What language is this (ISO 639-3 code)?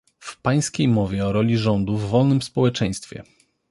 pol